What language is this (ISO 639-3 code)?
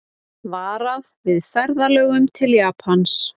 isl